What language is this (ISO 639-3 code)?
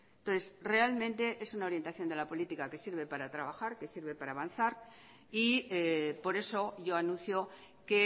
spa